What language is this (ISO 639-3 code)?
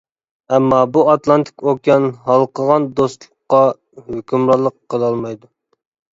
uig